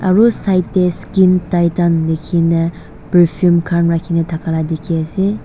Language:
Naga Pidgin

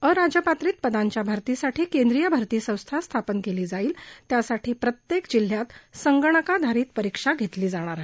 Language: Marathi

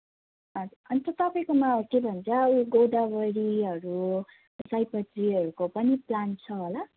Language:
Nepali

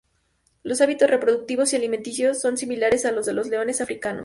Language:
Spanish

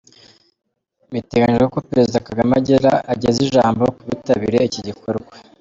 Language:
Kinyarwanda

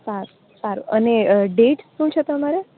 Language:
Gujarati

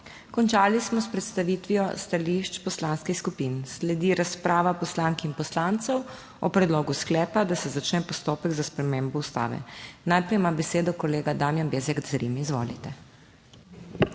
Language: Slovenian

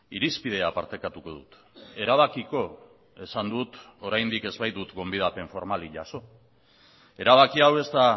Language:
Basque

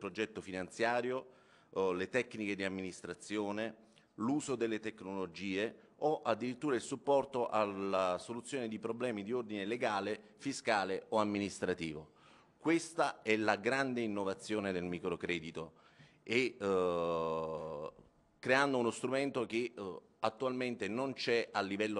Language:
Italian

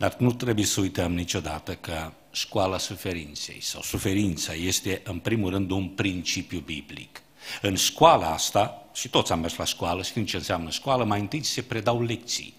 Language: Romanian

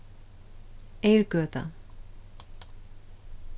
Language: Faroese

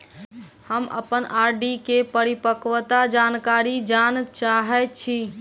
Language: Maithili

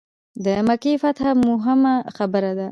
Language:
Pashto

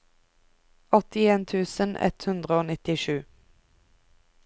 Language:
Norwegian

